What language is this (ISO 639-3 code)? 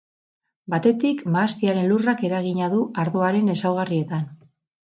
eus